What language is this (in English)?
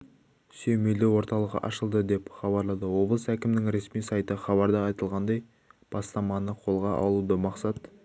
Kazakh